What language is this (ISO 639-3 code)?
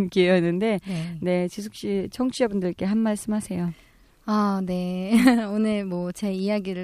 kor